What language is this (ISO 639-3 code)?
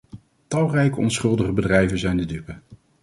nld